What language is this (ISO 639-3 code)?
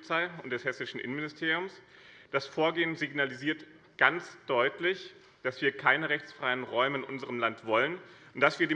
deu